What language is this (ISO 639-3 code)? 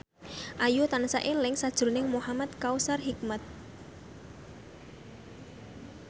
jav